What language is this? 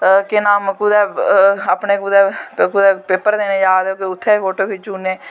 Dogri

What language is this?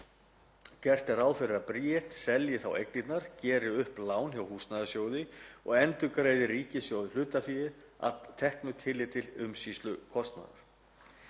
Icelandic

